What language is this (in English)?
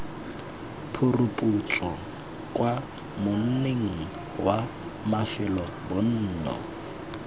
Tswana